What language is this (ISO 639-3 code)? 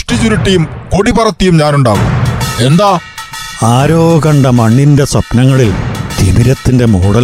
mal